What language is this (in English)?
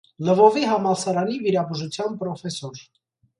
Armenian